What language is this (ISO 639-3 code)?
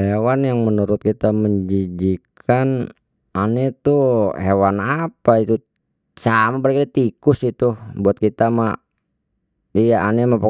bew